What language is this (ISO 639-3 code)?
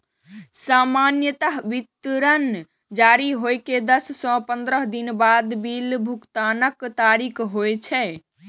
mai